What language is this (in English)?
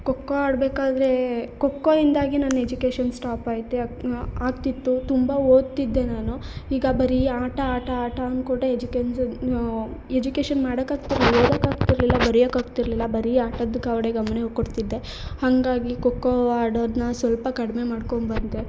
Kannada